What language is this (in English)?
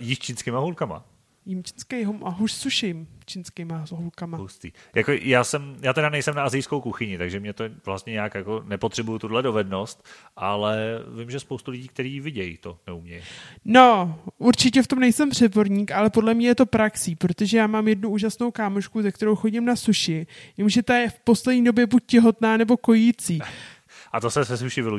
Czech